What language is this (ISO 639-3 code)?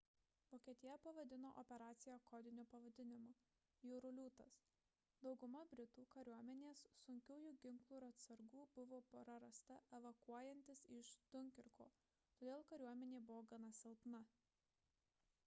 lit